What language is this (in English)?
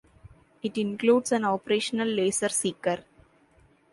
English